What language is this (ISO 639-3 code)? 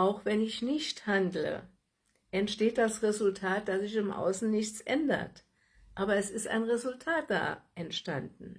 deu